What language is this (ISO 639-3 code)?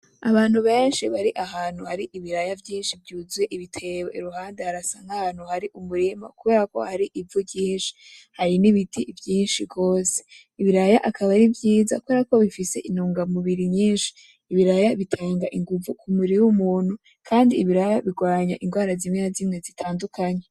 run